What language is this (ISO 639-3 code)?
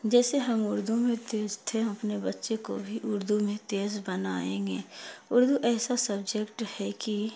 urd